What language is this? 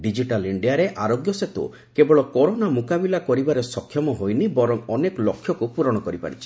Odia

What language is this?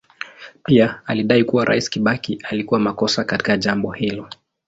Swahili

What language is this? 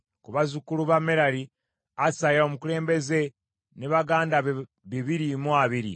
Ganda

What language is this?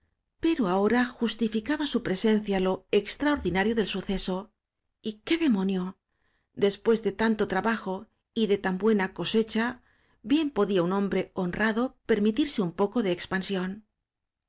Spanish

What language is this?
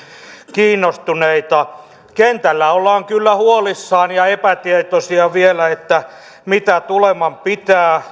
Finnish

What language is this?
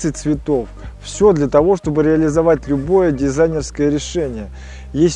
Russian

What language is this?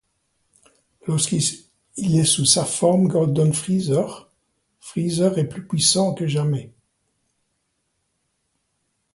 French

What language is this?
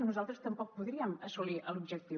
Catalan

